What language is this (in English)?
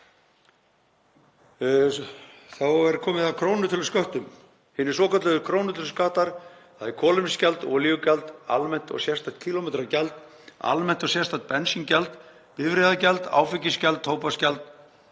Icelandic